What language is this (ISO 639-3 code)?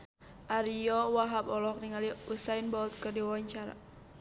sun